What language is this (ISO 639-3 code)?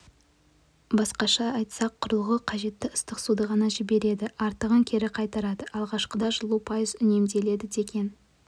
kaz